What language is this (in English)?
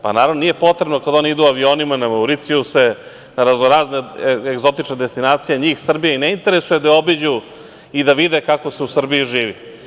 Serbian